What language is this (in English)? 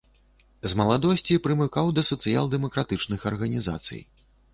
Belarusian